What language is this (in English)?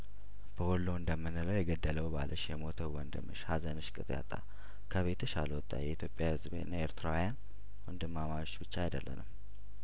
Amharic